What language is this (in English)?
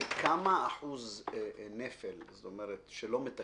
Hebrew